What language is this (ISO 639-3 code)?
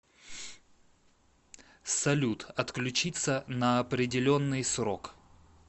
rus